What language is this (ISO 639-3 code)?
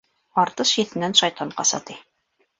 bak